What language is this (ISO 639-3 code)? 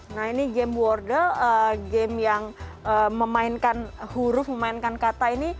ind